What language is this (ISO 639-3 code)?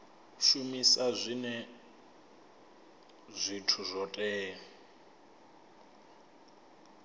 ven